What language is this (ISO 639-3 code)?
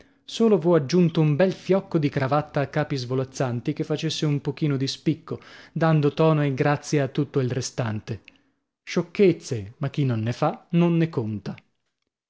ita